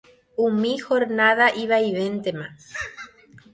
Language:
Guarani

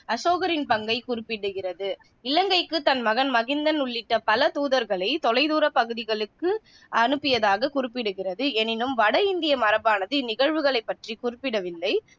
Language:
Tamil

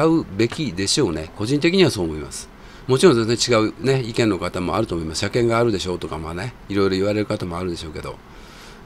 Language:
Japanese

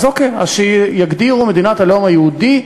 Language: Hebrew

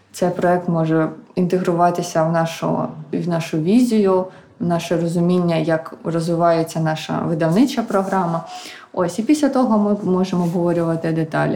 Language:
Ukrainian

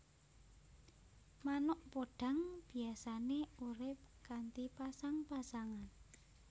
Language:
Javanese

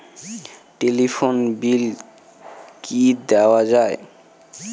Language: Bangla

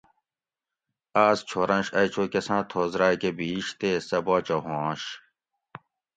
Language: Gawri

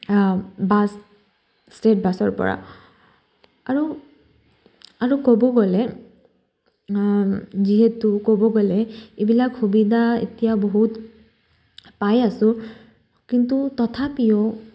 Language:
Assamese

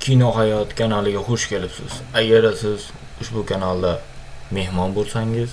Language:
Uzbek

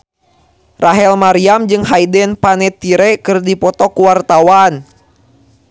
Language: Sundanese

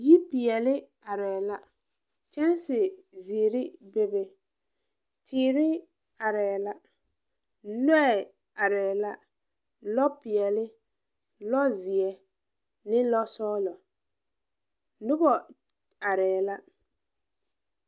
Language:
Southern Dagaare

